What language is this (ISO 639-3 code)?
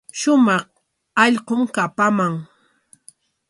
qwa